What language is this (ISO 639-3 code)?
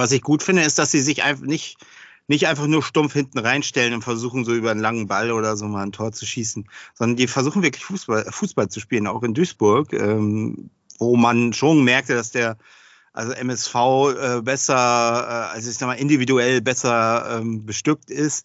deu